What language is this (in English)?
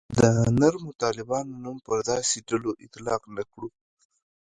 Pashto